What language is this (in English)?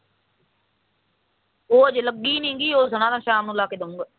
Punjabi